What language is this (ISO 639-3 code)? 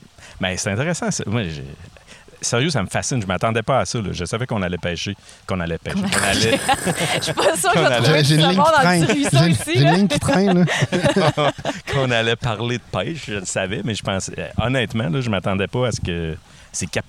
fra